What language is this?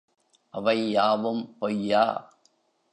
Tamil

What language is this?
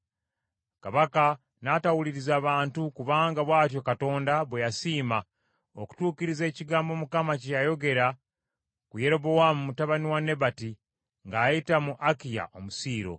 Ganda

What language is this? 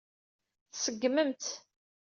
Kabyle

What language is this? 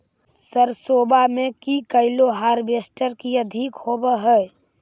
Magahi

